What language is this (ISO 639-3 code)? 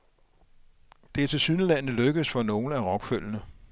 dan